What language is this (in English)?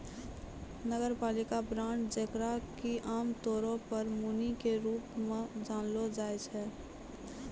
Maithili